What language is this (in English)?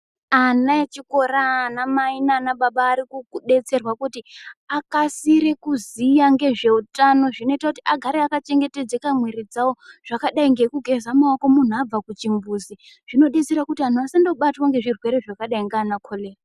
Ndau